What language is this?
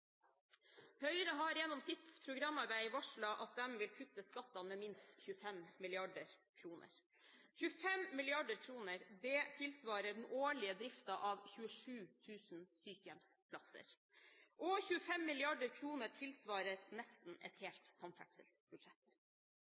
Norwegian Bokmål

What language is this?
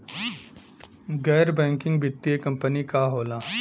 Bhojpuri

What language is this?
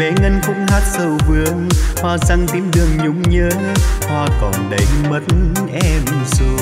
Vietnamese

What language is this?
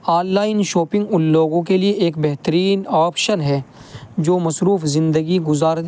Urdu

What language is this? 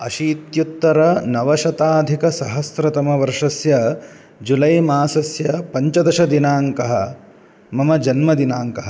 Sanskrit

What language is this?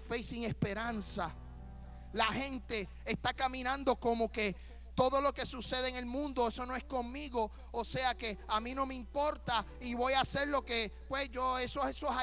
Spanish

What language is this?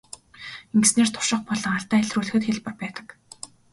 Mongolian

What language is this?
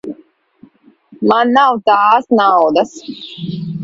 Latvian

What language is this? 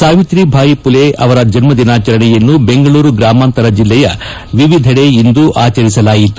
Kannada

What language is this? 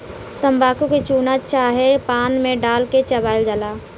Bhojpuri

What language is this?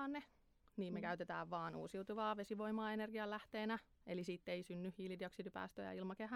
Finnish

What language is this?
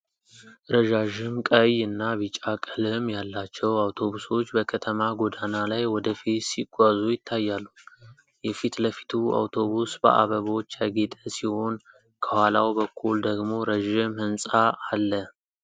Amharic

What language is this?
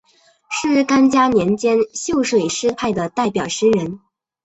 Chinese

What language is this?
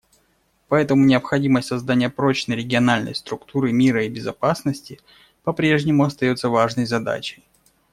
Russian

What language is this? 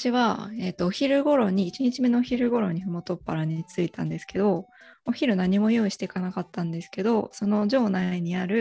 Japanese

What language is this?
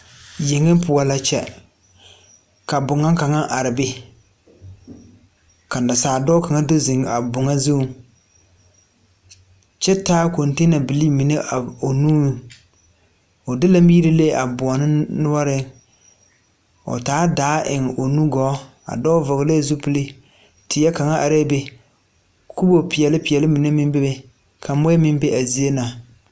Southern Dagaare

